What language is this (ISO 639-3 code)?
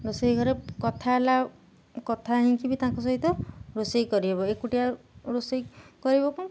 ori